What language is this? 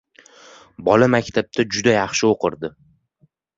Uzbek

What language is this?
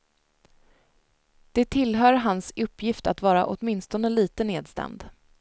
Swedish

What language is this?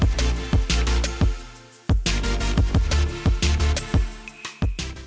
Indonesian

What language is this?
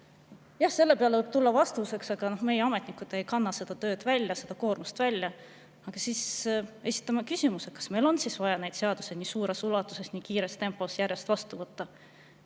Estonian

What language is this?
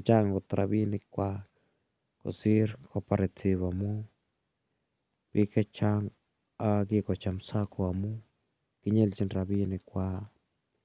Kalenjin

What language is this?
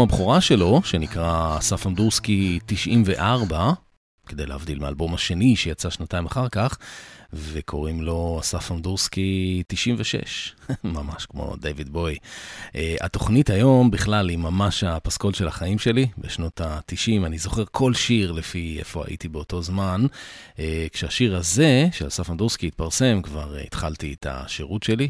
Hebrew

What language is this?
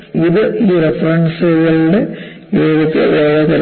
Malayalam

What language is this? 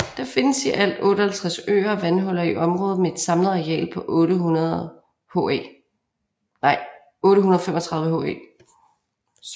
Danish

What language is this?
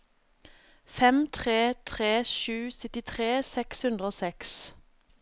Norwegian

